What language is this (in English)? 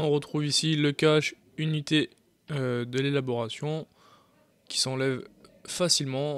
French